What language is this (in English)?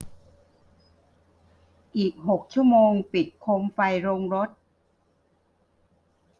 Thai